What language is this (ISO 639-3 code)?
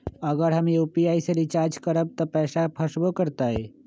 mag